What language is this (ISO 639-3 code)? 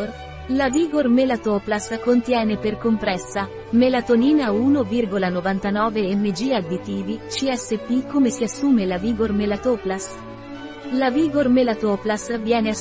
ita